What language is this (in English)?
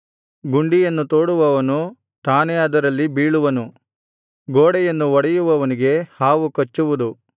Kannada